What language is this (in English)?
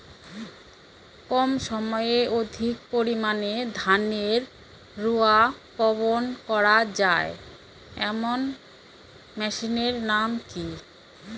Bangla